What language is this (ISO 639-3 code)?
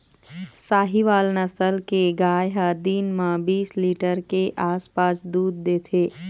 hne